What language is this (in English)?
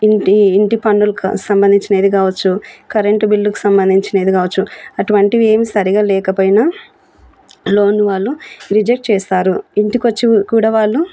Telugu